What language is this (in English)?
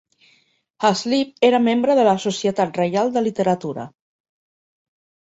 Catalan